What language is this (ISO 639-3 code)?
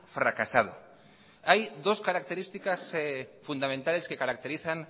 spa